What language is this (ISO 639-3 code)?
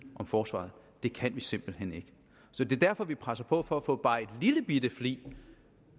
dan